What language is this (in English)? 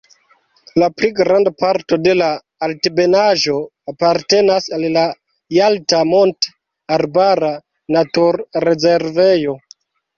Esperanto